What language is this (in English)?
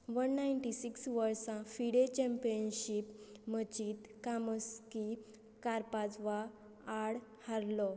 Konkani